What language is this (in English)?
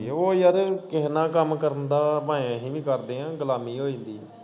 Punjabi